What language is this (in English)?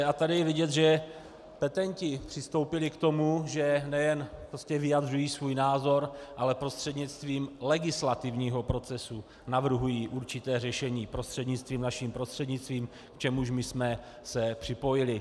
Czech